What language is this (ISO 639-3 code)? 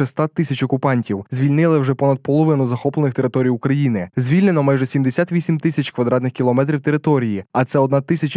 ukr